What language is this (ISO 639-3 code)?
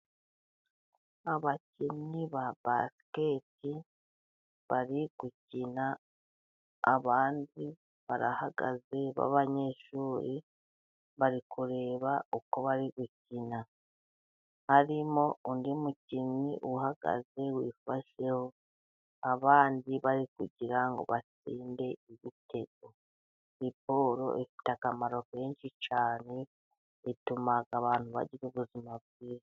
kin